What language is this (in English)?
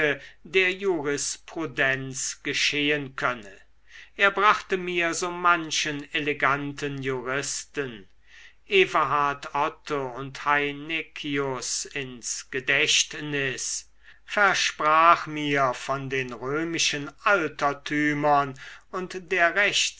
German